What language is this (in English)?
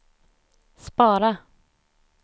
Swedish